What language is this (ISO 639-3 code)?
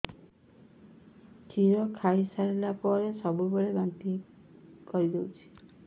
ori